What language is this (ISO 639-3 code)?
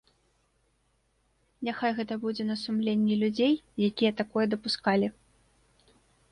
bel